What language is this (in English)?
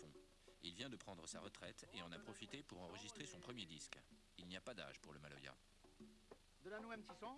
French